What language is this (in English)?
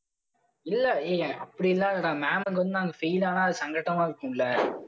Tamil